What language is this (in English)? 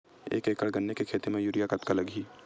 Chhattisgarhi